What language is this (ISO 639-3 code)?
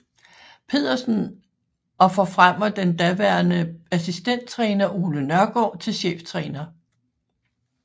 dan